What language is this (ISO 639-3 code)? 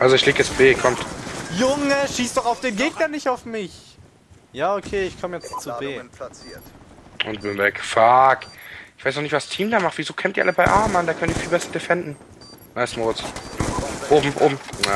deu